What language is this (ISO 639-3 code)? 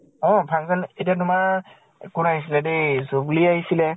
asm